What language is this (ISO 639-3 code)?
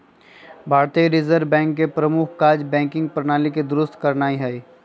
mag